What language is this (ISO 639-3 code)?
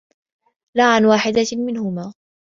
ara